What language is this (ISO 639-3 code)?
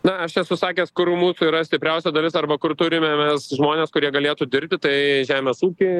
lit